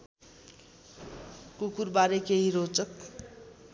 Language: Nepali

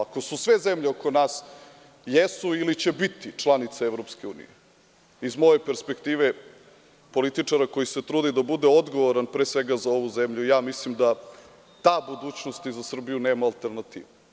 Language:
Serbian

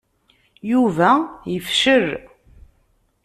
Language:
Kabyle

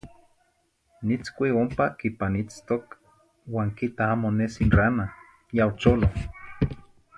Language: Zacatlán-Ahuacatlán-Tepetzintla Nahuatl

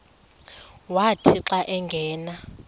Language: Xhosa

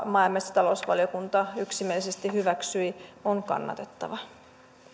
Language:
Finnish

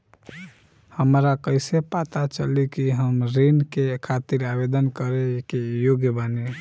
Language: Bhojpuri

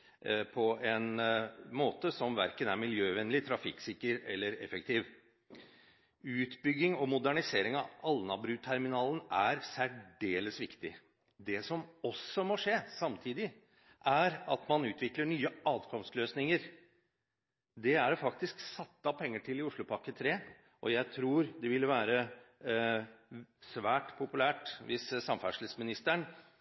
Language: Norwegian Bokmål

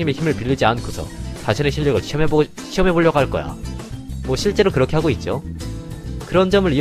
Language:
Korean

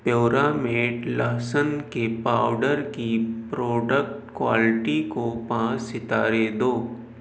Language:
Urdu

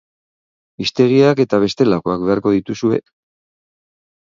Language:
Basque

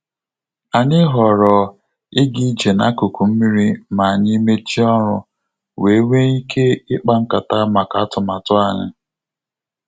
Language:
Igbo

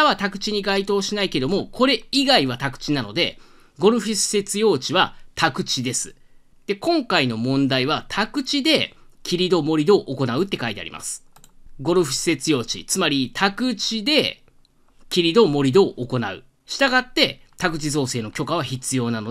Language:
Japanese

